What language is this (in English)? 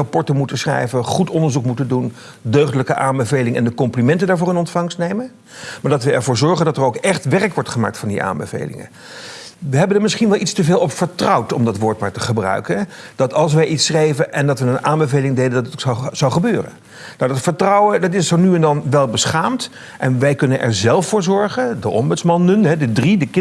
Dutch